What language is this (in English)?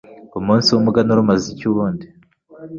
Kinyarwanda